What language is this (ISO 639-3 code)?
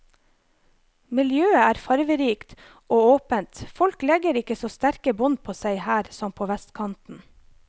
nor